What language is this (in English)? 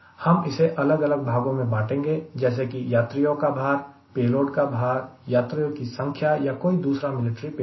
Hindi